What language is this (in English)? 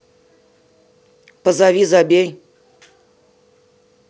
Russian